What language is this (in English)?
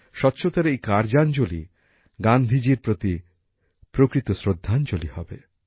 Bangla